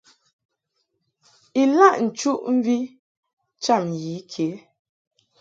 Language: Mungaka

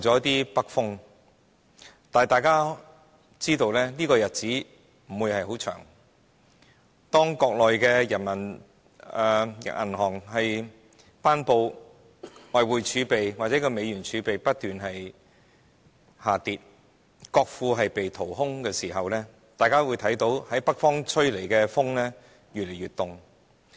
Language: Cantonese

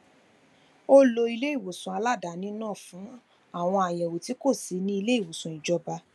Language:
Yoruba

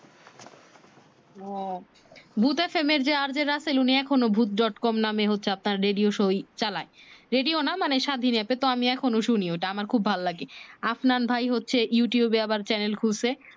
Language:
Bangla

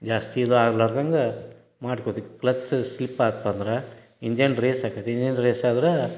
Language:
Kannada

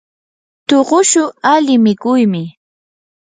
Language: Yanahuanca Pasco Quechua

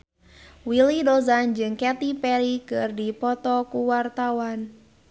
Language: Sundanese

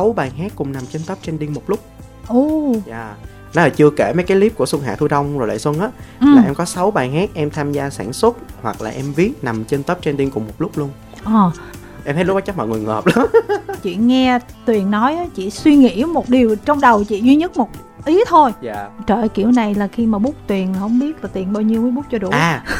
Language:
Vietnamese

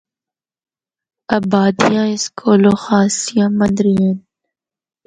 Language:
Northern Hindko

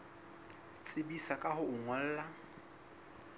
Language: Southern Sotho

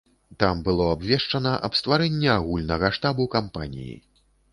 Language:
Belarusian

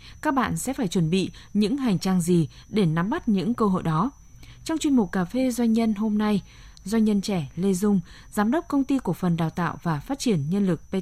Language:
Vietnamese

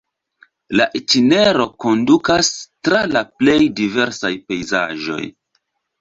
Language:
Esperanto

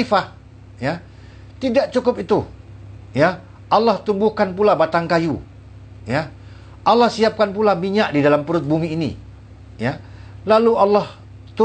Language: Indonesian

